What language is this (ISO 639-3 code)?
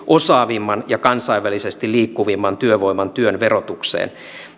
fin